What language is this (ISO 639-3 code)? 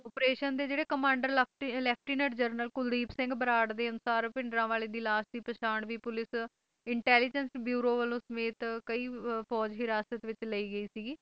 pan